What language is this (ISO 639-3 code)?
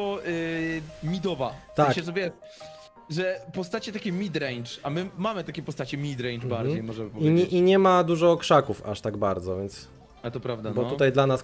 pol